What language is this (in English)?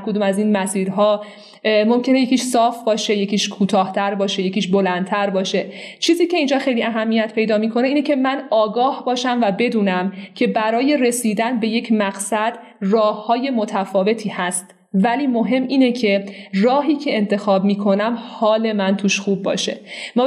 Persian